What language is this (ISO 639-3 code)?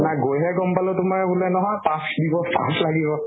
asm